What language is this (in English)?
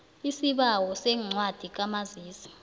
South Ndebele